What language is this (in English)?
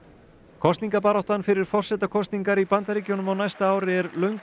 Icelandic